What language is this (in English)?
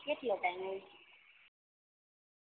Gujarati